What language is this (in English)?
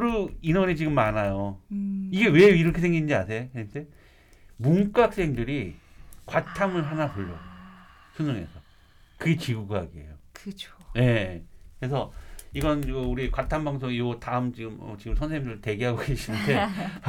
Korean